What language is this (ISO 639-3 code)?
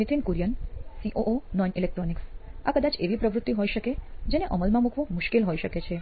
guj